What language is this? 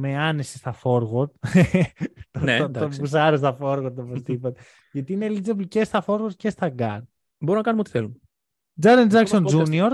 Greek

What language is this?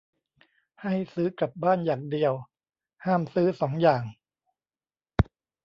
Thai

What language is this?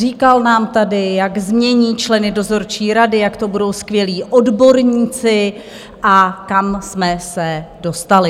Czech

